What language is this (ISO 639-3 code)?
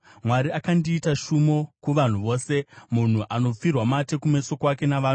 sna